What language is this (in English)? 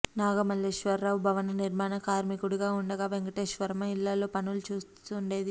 Telugu